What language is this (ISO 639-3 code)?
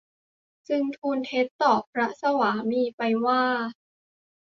tha